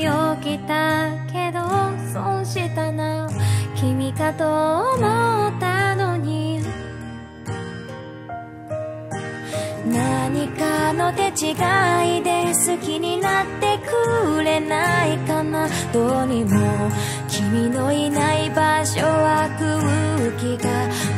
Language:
Korean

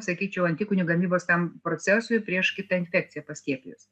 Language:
Lithuanian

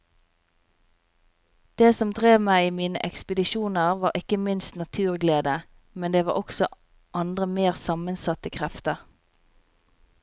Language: Norwegian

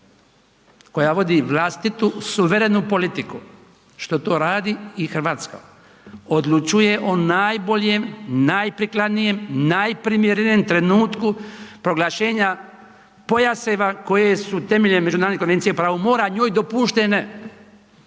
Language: Croatian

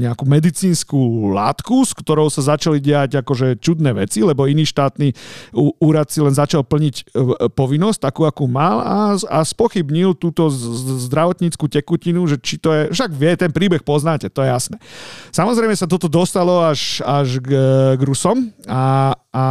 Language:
Slovak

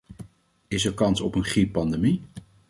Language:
Dutch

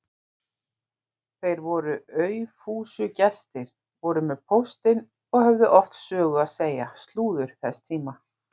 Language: Icelandic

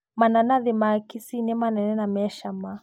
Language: Kikuyu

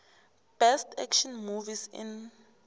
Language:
South Ndebele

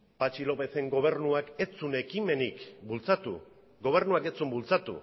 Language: Basque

